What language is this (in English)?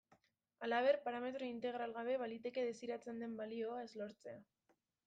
Basque